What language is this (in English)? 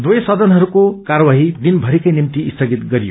Nepali